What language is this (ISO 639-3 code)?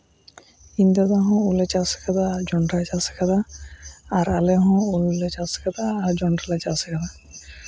sat